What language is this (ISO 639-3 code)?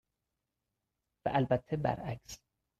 fas